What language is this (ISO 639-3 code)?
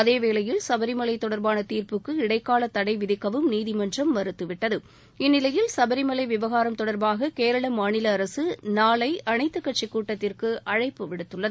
tam